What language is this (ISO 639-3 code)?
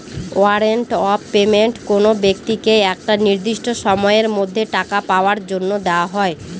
ben